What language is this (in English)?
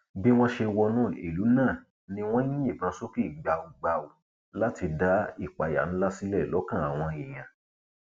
Yoruba